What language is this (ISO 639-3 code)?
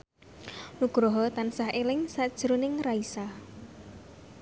jav